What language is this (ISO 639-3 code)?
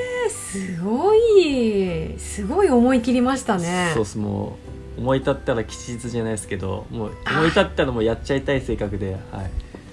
jpn